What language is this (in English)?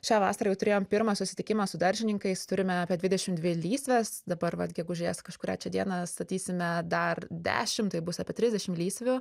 Lithuanian